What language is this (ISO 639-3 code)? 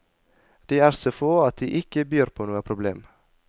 nor